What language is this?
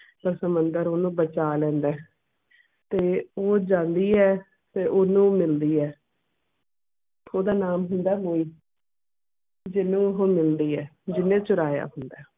Punjabi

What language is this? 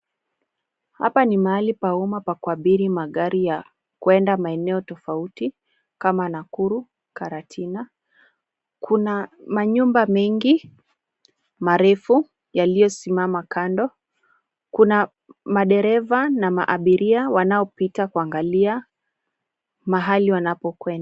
Swahili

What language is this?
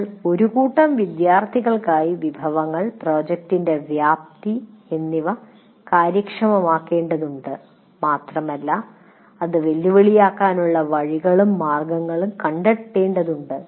Malayalam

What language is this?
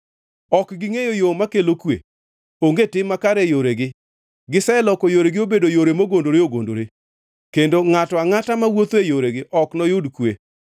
Luo (Kenya and Tanzania)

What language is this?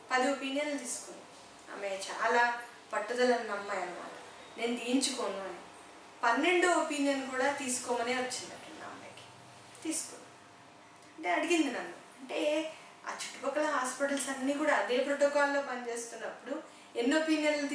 Spanish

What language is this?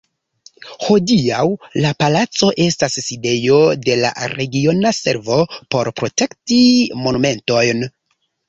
Esperanto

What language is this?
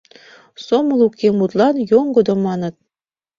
Mari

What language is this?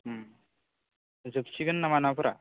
Bodo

